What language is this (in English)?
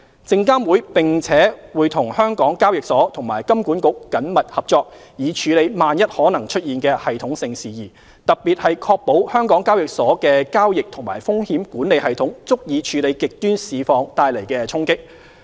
Cantonese